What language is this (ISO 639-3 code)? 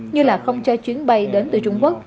vie